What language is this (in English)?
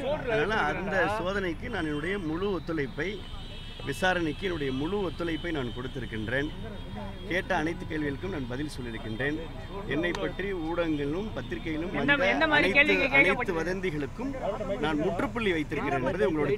Romanian